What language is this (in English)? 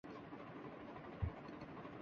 Urdu